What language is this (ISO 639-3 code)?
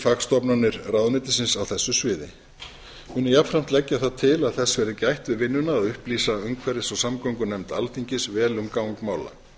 isl